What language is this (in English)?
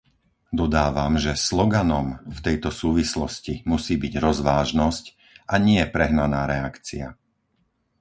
Slovak